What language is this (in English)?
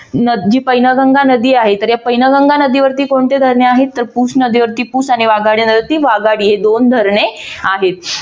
Marathi